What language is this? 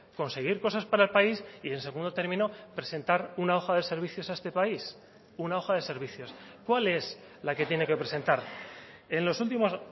Spanish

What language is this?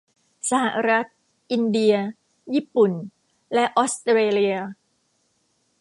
Thai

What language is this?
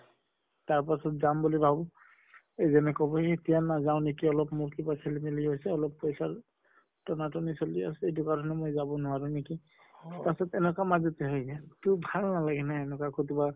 Assamese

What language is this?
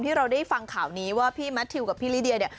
Thai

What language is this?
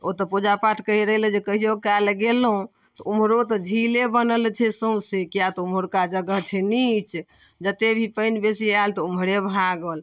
Maithili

